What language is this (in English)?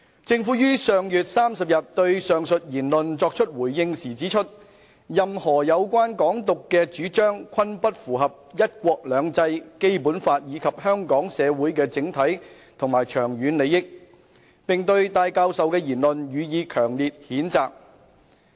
Cantonese